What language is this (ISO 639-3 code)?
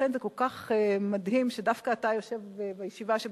heb